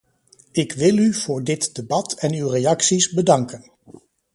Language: Dutch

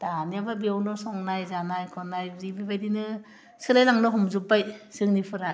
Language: Bodo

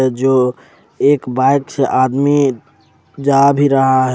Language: Hindi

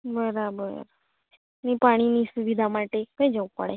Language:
Gujarati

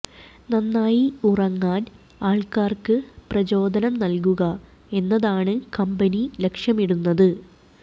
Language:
Malayalam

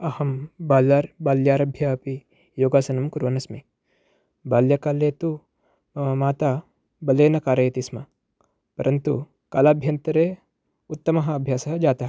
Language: Sanskrit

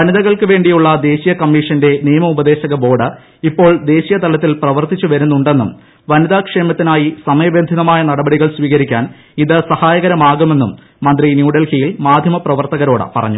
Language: Malayalam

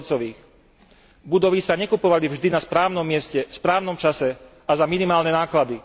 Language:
Slovak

